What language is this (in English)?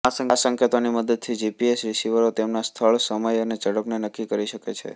Gujarati